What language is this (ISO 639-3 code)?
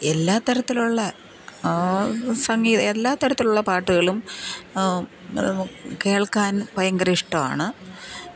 mal